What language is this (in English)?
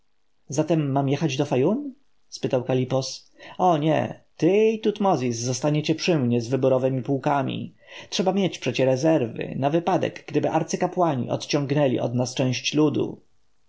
Polish